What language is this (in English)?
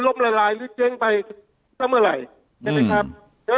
Thai